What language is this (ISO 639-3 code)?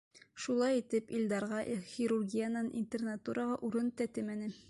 bak